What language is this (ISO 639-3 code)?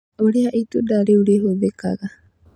kik